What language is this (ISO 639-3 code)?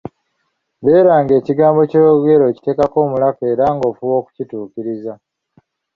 lug